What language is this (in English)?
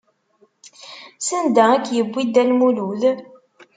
Kabyle